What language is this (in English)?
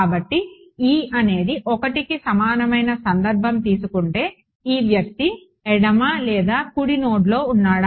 Telugu